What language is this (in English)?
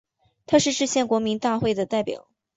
Chinese